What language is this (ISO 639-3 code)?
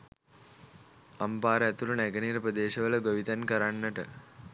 sin